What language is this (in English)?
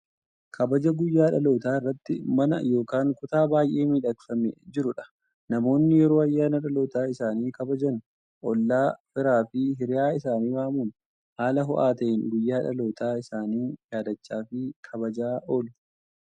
Oromo